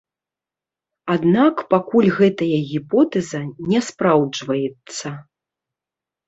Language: Belarusian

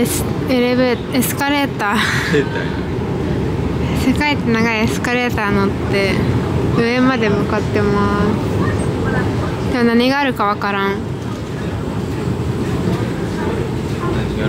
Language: Japanese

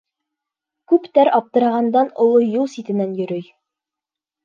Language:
Bashkir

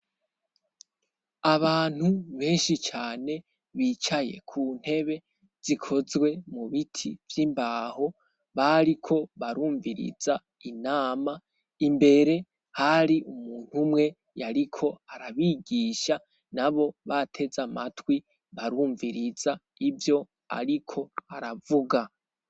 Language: Rundi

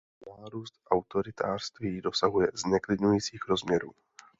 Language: Czech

